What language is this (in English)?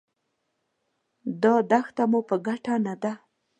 Pashto